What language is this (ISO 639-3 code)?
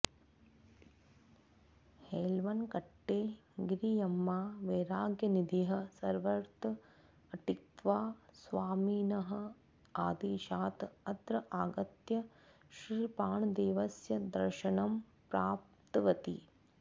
san